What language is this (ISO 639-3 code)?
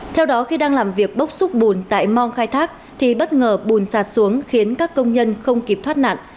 vie